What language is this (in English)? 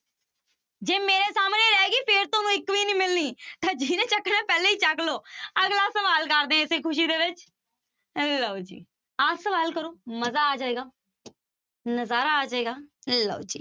Punjabi